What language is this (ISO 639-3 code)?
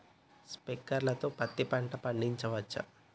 tel